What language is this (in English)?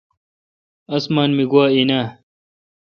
Kalkoti